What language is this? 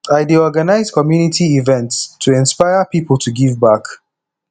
Nigerian Pidgin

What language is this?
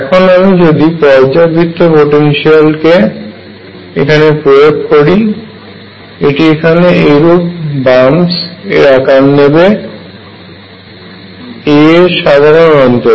Bangla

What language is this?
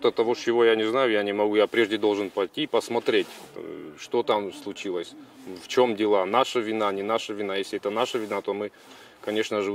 Russian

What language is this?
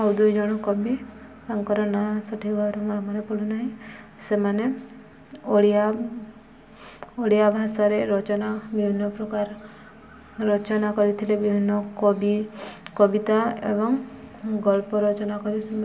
Odia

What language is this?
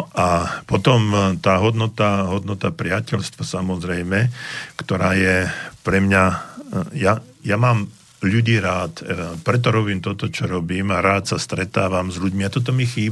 Slovak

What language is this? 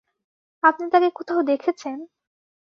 Bangla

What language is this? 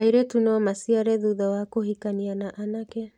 Kikuyu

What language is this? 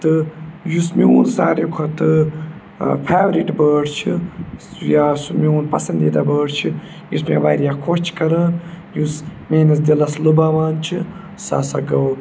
Kashmiri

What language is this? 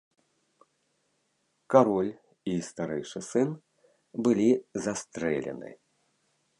Belarusian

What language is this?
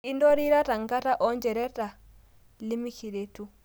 Masai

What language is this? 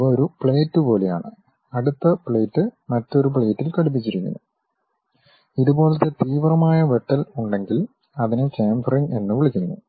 Malayalam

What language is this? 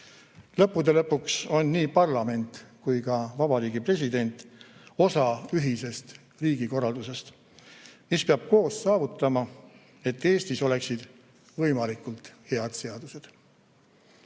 Estonian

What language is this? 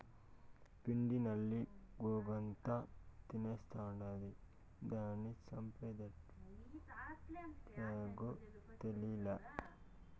Telugu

